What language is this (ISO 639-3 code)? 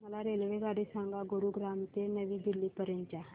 mar